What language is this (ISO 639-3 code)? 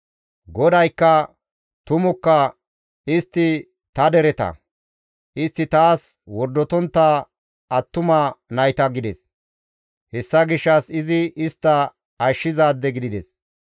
gmv